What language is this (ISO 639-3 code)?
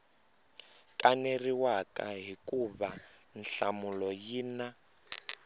tso